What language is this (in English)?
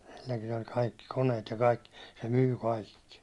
Finnish